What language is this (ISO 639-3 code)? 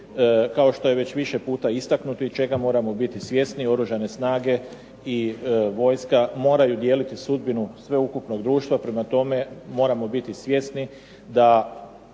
hrv